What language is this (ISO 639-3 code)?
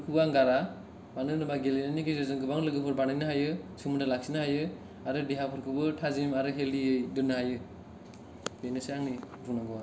brx